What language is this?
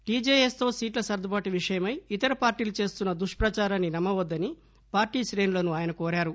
Telugu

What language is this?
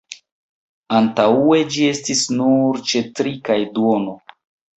Esperanto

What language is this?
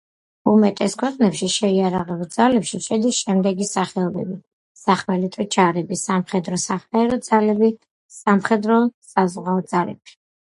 Georgian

